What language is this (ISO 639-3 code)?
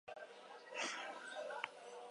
eus